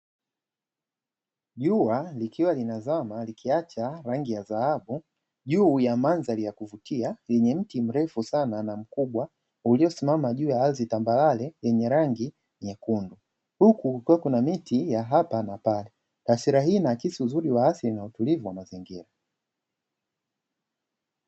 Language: Swahili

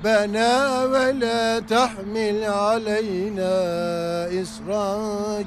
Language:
Turkish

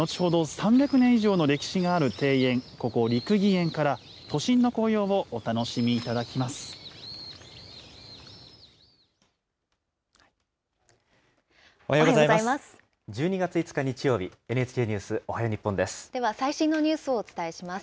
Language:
Japanese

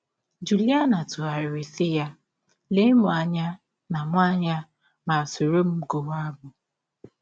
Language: Igbo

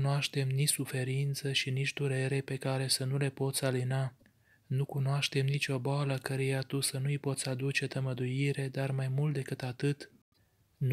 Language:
Romanian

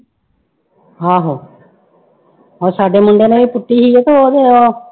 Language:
Punjabi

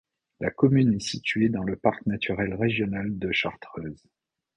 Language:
French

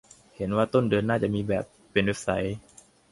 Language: Thai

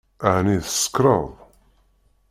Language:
Kabyle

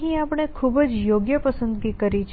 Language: Gujarati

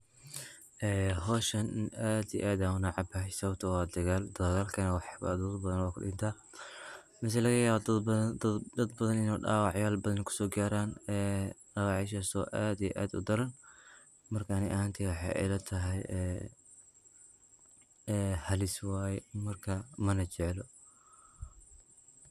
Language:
Somali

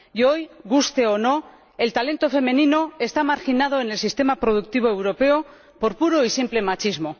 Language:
Spanish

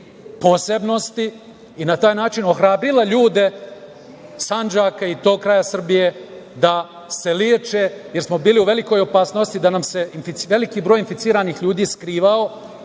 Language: Serbian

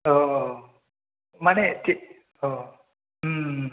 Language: Bodo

